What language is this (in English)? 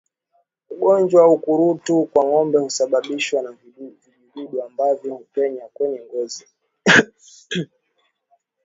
Swahili